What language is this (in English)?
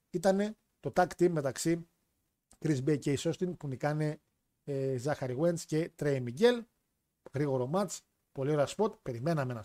Greek